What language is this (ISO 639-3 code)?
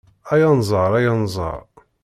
kab